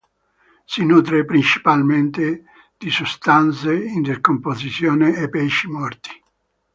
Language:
Italian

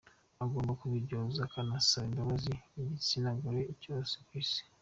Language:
Kinyarwanda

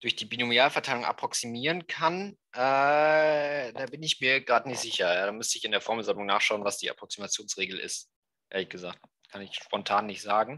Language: German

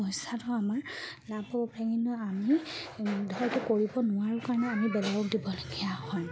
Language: Assamese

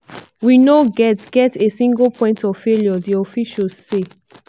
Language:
Nigerian Pidgin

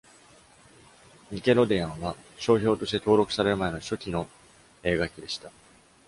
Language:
Japanese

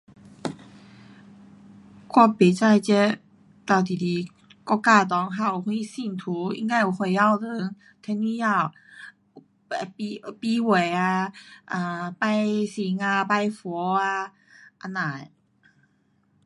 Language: Pu-Xian Chinese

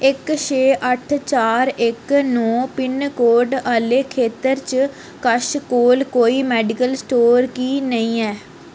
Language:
Dogri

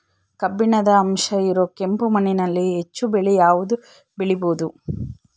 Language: Kannada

